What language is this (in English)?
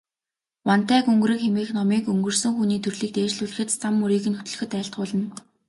Mongolian